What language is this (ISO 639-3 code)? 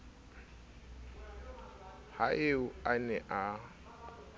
sot